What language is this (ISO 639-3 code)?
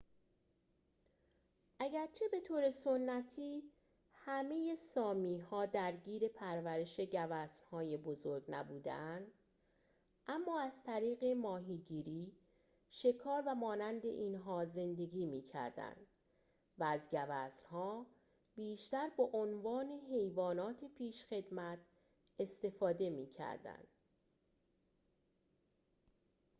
fas